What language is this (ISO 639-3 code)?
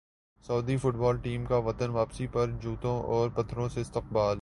urd